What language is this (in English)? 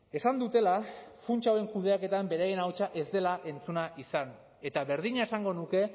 Basque